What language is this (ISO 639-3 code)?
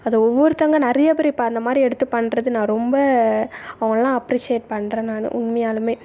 tam